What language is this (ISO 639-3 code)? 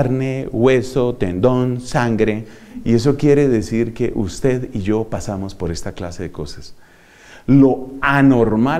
spa